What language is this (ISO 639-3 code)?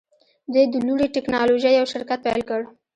pus